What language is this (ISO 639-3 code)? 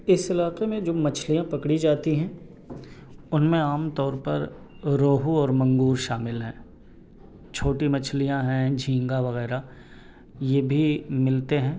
urd